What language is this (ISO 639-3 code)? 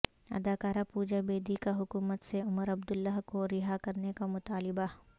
urd